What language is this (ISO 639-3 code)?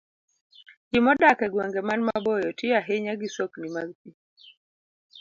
luo